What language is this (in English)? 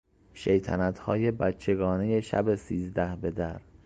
Persian